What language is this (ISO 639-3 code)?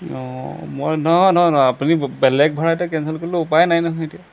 asm